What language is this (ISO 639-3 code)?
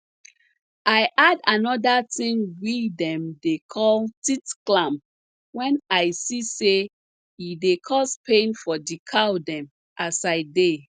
pcm